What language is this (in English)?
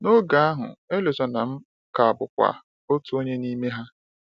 Igbo